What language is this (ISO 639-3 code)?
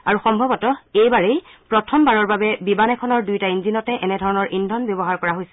asm